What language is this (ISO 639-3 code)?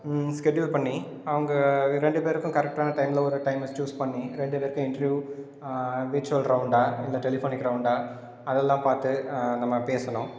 tam